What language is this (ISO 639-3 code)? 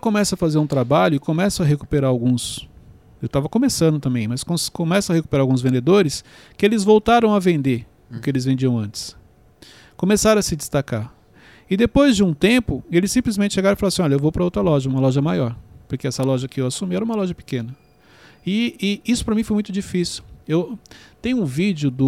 por